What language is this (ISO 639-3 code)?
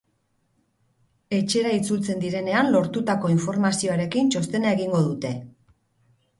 eus